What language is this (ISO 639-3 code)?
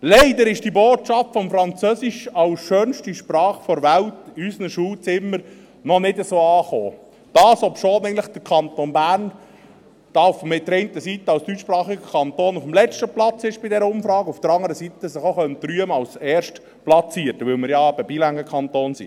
gsw